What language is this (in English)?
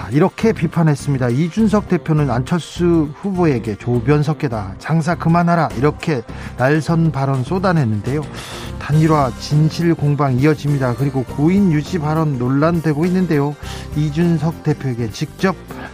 Korean